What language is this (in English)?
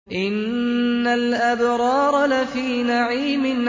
Arabic